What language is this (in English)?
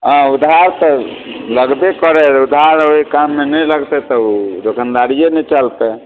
Maithili